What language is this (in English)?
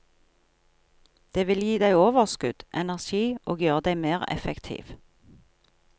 Norwegian